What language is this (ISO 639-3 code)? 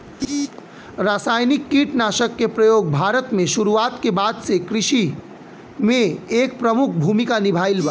bho